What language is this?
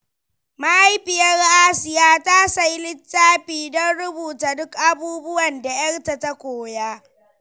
Hausa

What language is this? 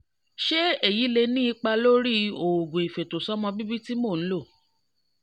Yoruba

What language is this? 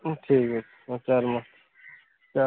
Odia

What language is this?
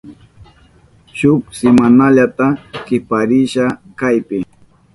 Southern Pastaza Quechua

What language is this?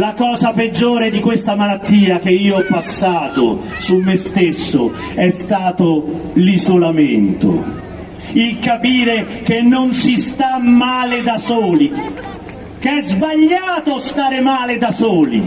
Italian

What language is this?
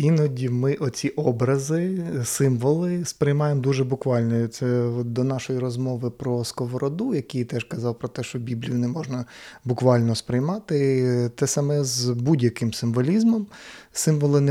Ukrainian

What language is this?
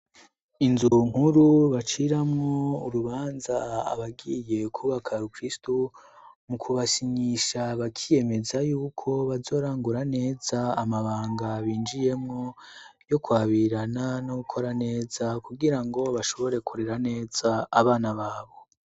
Rundi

